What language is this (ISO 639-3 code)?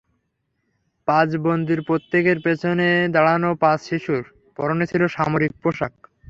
ben